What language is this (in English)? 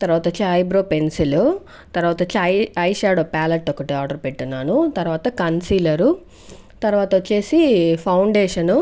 Telugu